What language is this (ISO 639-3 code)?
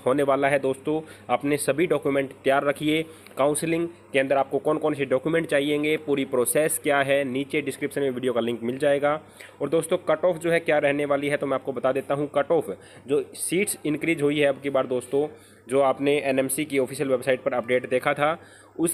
hin